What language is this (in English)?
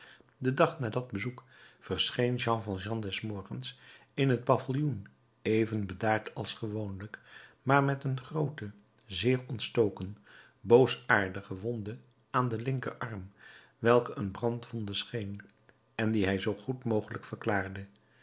Dutch